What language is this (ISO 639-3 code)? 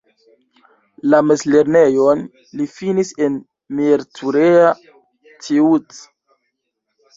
epo